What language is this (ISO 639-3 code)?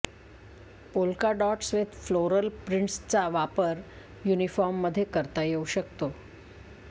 mar